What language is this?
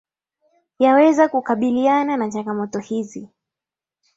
Swahili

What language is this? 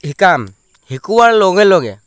Assamese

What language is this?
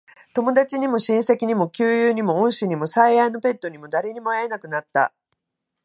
Japanese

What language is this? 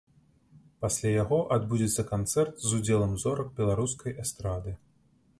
Belarusian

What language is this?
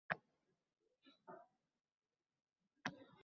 Uzbek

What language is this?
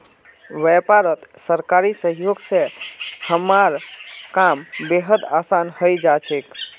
Magahi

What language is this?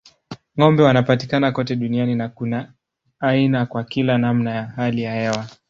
Swahili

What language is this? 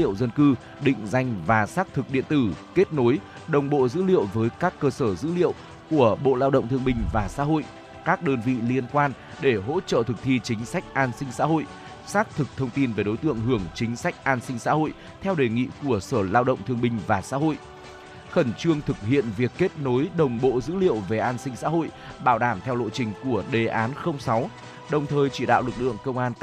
Vietnamese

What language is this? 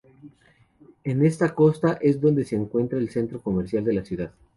Spanish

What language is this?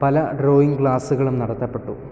Malayalam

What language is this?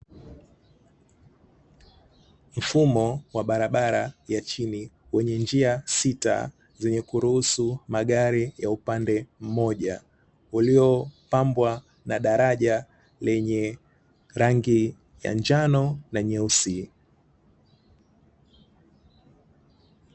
Swahili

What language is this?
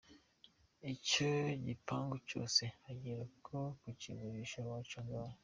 Kinyarwanda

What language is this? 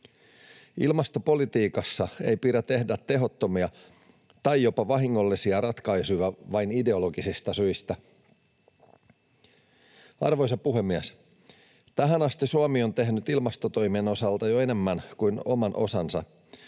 Finnish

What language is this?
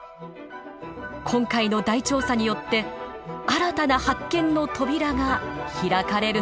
Japanese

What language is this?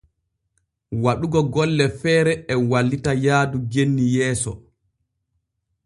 Borgu Fulfulde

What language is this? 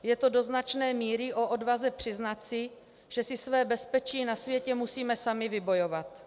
Czech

